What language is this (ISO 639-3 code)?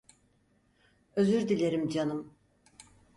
tur